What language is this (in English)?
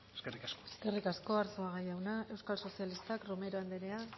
Basque